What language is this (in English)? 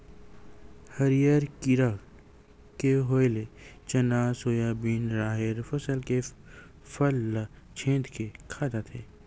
Chhattisgarhi